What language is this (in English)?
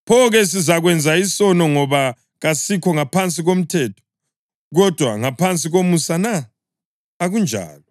North Ndebele